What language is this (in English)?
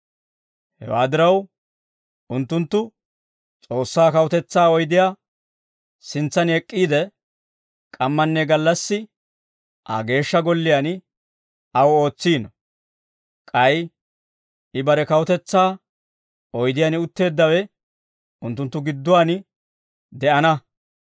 Dawro